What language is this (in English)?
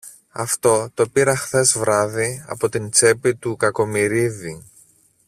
Greek